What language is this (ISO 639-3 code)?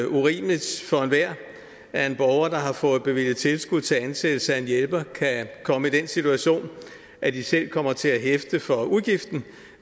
dan